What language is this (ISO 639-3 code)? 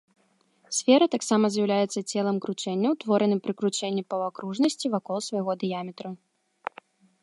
bel